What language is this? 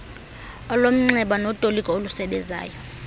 Xhosa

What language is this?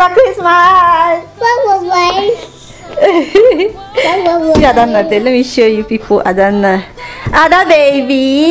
English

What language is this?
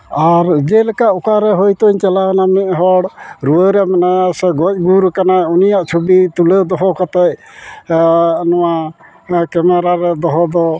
Santali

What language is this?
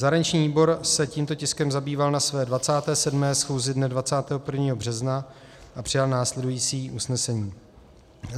Czech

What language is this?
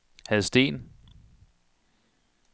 Danish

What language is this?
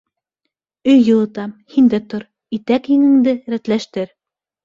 Bashkir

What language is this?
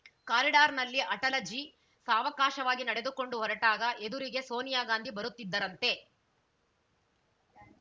Kannada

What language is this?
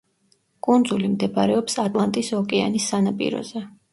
Georgian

